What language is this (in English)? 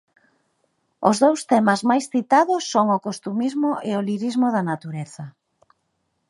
Galician